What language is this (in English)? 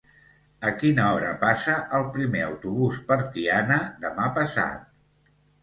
Catalan